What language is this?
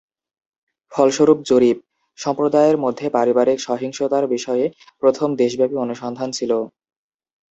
Bangla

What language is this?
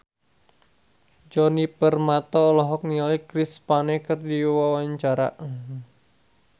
Sundanese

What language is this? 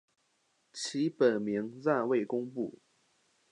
Chinese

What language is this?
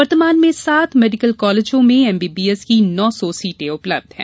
Hindi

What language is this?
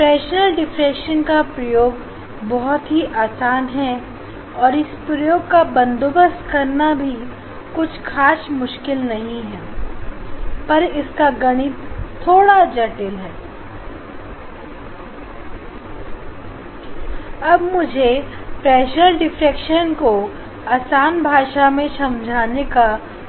Hindi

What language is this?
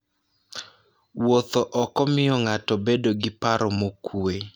Luo (Kenya and Tanzania)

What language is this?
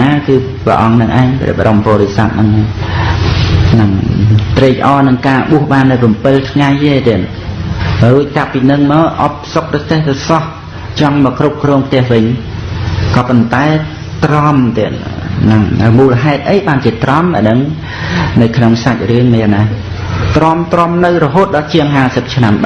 Khmer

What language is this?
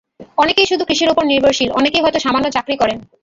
Bangla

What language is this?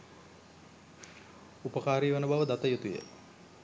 Sinhala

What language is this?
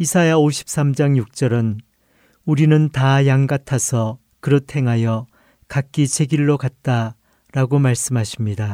Korean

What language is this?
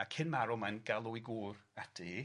Welsh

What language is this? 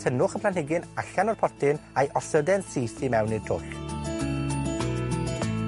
Welsh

